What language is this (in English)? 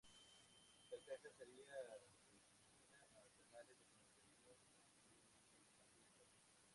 Spanish